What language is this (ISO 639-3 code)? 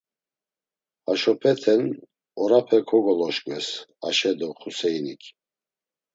lzz